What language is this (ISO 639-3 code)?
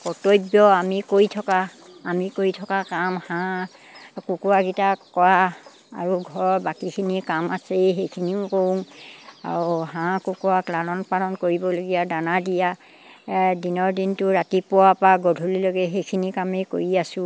asm